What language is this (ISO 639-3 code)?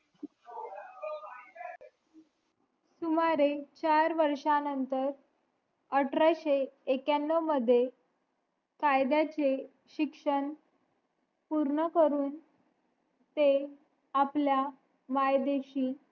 mar